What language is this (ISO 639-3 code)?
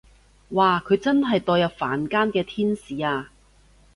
yue